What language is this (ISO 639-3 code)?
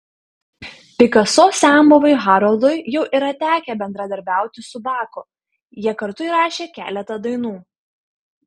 lit